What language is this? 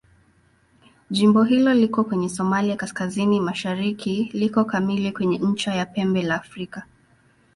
Swahili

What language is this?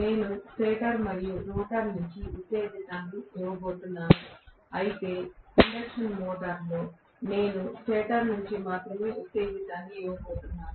Telugu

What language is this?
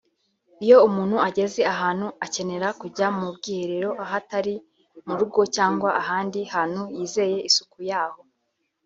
Kinyarwanda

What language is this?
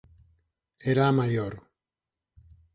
Galician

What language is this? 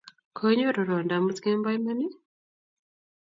Kalenjin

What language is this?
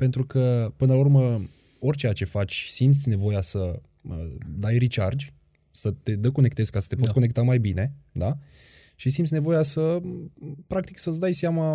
Romanian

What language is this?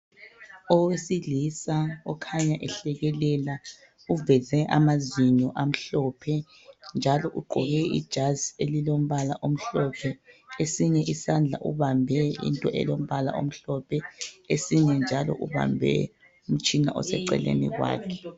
North Ndebele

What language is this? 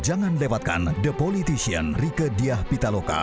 Indonesian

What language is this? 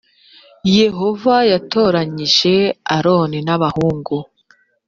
Kinyarwanda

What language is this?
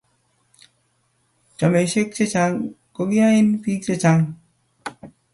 Kalenjin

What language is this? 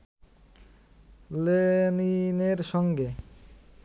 Bangla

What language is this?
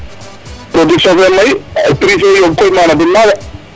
Serer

